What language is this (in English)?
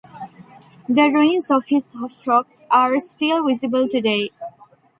English